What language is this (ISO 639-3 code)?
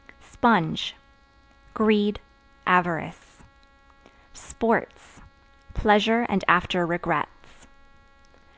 eng